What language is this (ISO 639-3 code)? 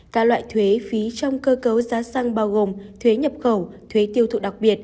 vie